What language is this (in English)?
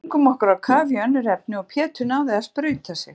Icelandic